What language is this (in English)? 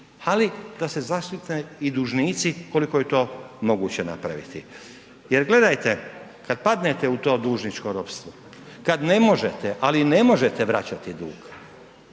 Croatian